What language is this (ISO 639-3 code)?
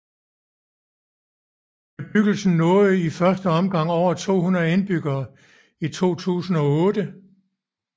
dan